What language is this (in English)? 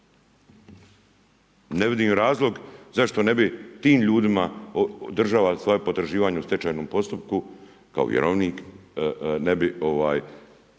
Croatian